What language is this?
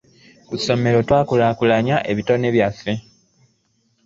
Ganda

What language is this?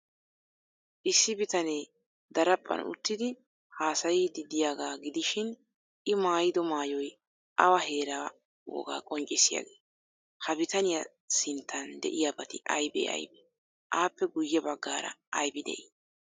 Wolaytta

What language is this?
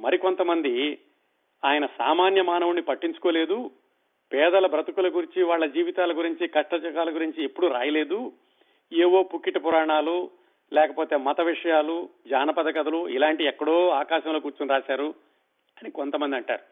Telugu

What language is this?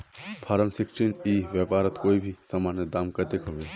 Magahi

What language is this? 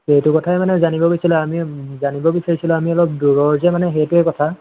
Assamese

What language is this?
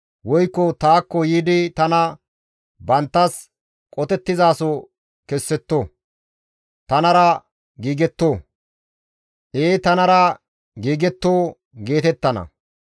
Gamo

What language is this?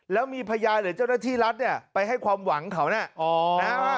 Thai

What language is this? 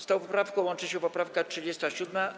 Polish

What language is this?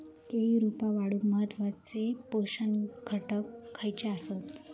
Marathi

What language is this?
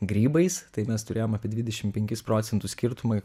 Lithuanian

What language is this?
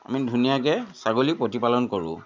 Assamese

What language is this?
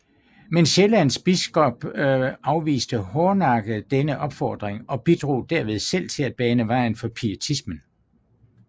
Danish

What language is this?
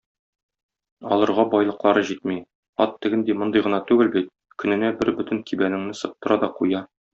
Tatar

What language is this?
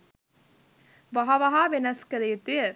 Sinhala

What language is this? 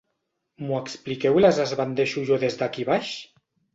Catalan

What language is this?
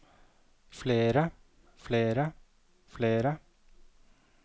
Norwegian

